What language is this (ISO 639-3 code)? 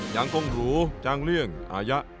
tha